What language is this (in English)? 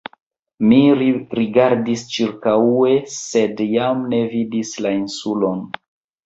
Esperanto